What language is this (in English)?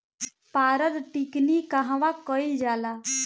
Bhojpuri